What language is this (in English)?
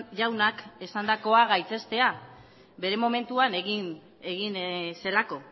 Basque